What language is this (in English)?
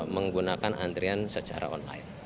Indonesian